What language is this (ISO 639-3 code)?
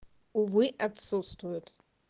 rus